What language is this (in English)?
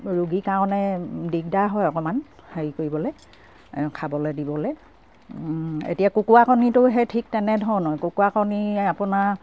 Assamese